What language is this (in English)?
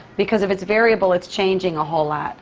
English